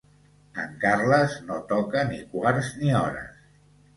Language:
Catalan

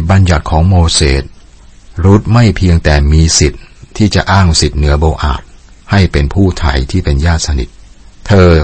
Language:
Thai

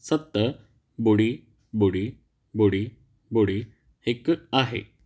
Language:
Sindhi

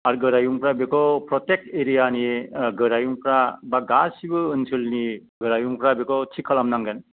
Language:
Bodo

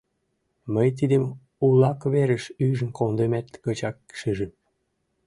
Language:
Mari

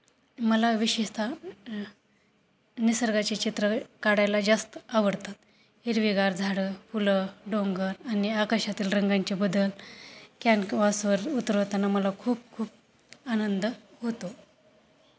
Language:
Marathi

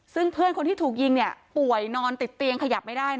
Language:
Thai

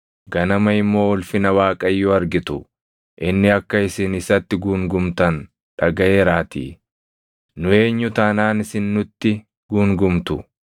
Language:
Oromo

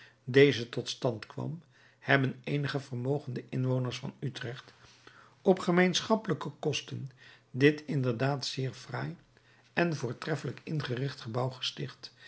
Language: Dutch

